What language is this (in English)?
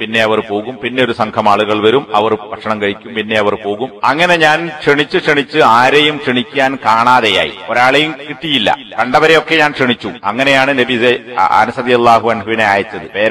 Arabic